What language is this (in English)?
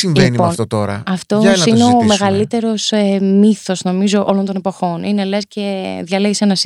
Greek